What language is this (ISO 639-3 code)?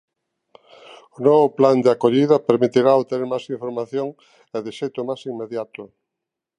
glg